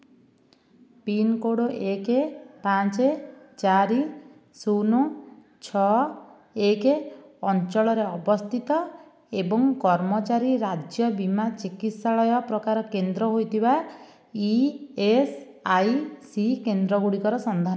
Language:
Odia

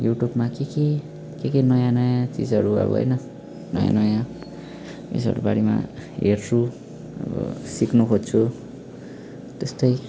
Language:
Nepali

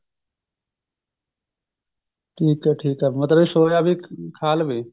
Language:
Punjabi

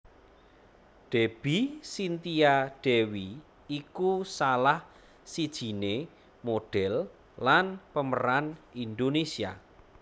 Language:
Javanese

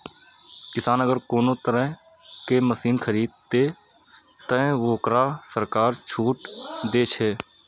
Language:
Maithili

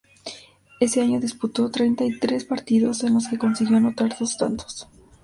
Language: Spanish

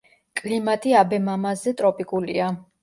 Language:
Georgian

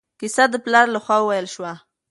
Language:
Pashto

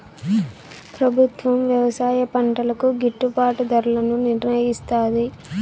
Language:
Telugu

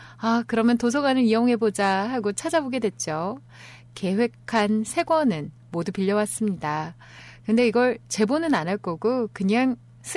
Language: Korean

